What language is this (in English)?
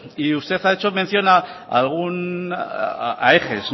Spanish